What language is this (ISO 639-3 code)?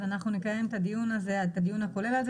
heb